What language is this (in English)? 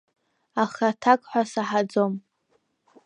Abkhazian